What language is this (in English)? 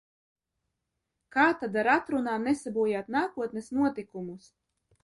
Latvian